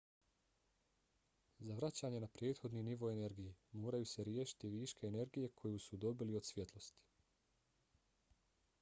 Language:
Bosnian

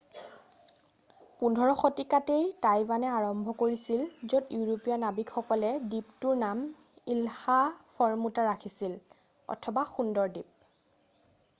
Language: Assamese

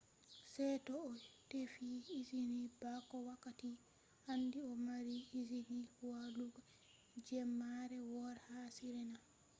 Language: Fula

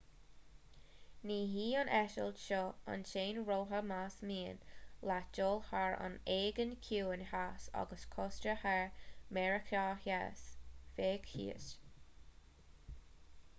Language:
Irish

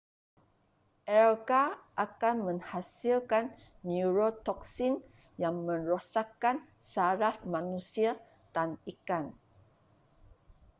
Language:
Malay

